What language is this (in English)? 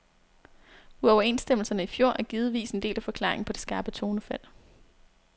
Danish